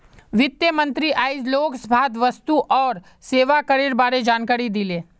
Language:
Magahi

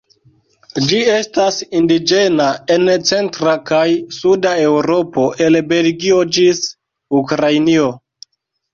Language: Esperanto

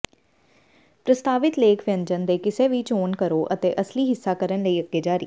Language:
Punjabi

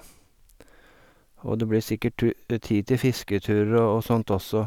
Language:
Norwegian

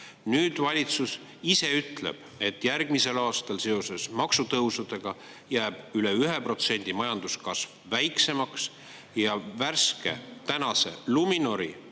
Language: Estonian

